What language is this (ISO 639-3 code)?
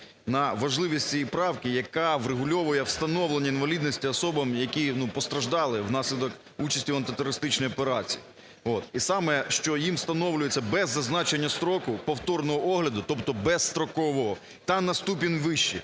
ukr